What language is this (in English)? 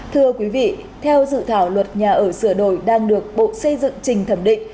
Vietnamese